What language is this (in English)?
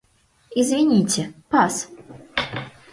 Mari